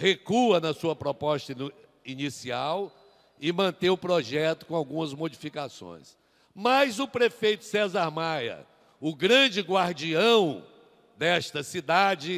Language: Portuguese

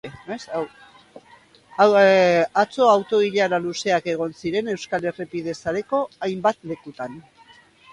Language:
Basque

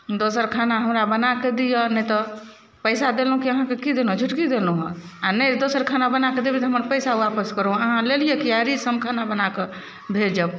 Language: Maithili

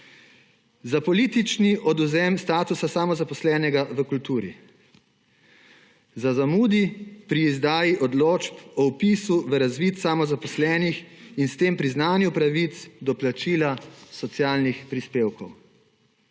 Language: Slovenian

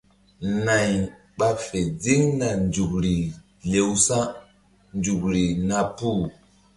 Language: Mbum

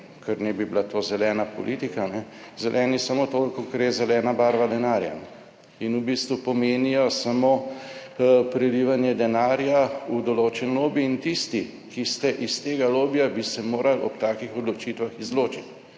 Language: Slovenian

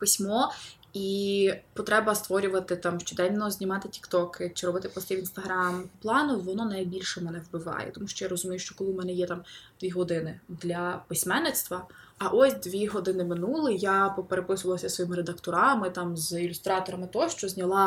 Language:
Ukrainian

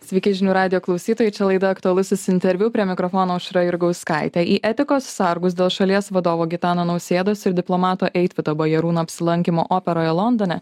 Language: Lithuanian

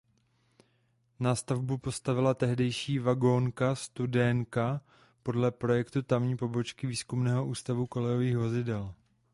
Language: Czech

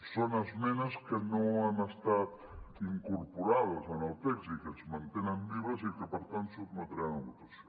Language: Catalan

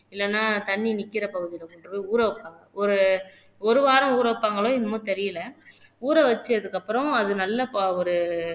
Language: Tamil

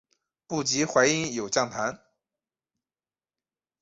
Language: Chinese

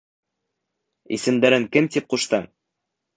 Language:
Bashkir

